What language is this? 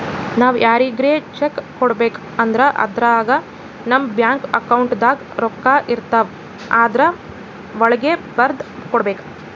Kannada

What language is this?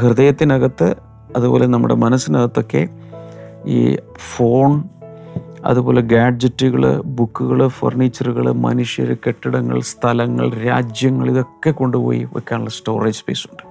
Malayalam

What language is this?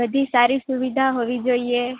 Gujarati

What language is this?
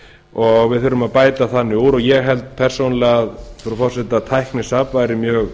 Icelandic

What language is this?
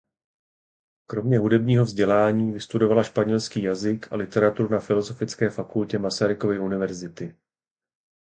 Czech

